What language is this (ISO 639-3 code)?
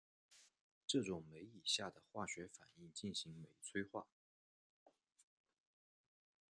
zho